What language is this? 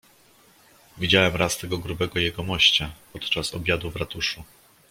Polish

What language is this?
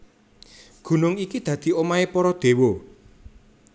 Javanese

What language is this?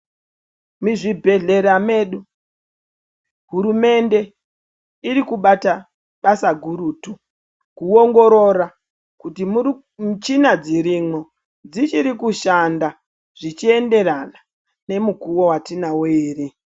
Ndau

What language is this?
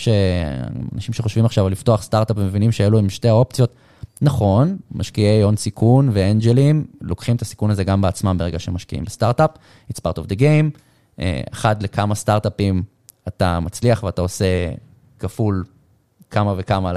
Hebrew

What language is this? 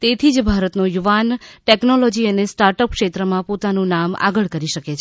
Gujarati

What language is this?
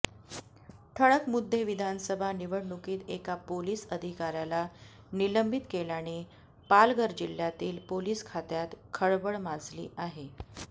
Marathi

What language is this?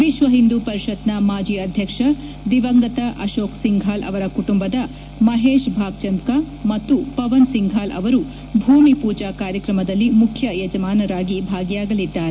Kannada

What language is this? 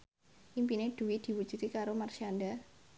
Javanese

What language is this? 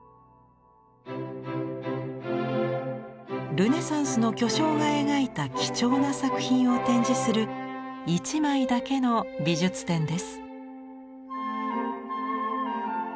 Japanese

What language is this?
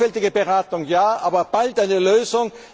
German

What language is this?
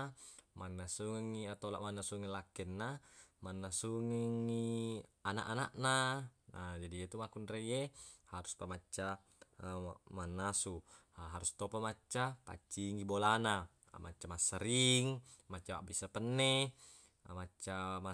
Buginese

